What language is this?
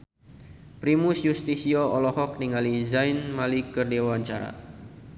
Sundanese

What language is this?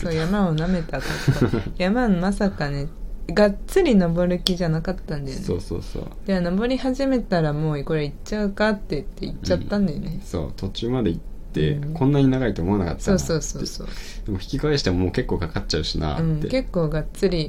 Japanese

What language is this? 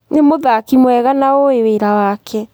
Kikuyu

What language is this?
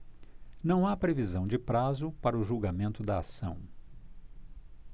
Portuguese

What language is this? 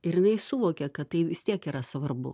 Lithuanian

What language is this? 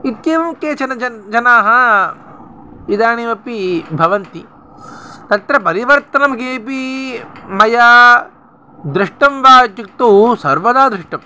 Sanskrit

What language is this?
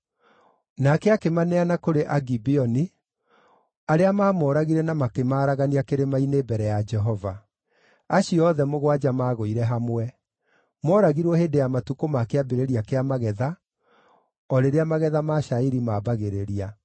Kikuyu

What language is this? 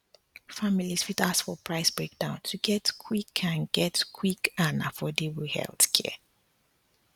Nigerian Pidgin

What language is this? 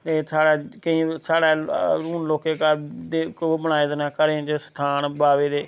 Dogri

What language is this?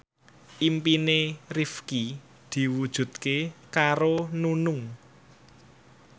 Javanese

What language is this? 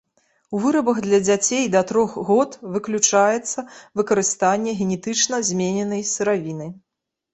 Belarusian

